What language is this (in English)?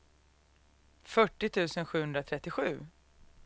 Swedish